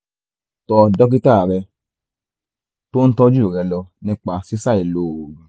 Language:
Yoruba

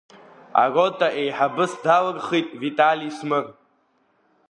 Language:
Abkhazian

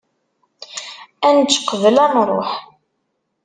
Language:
Kabyle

